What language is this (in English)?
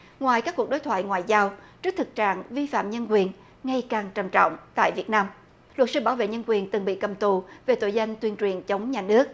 Vietnamese